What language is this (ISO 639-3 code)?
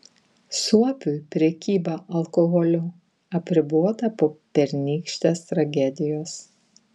lit